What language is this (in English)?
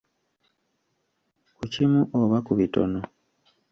Ganda